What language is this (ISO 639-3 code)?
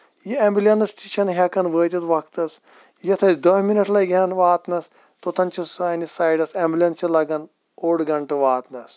kas